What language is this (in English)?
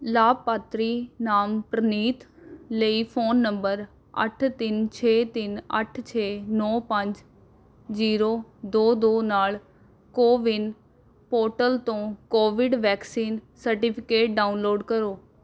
Punjabi